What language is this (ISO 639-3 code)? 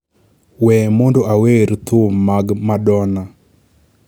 luo